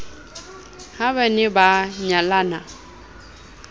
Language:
Southern Sotho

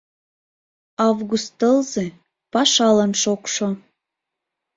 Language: Mari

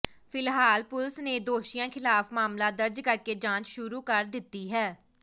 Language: Punjabi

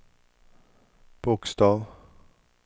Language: Swedish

